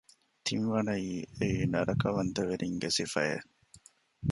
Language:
Divehi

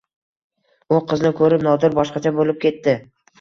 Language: Uzbek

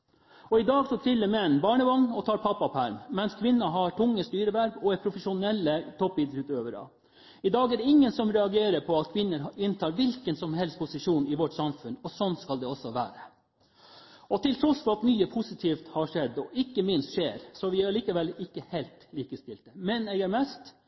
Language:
Norwegian Bokmål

